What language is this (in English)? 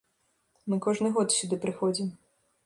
Belarusian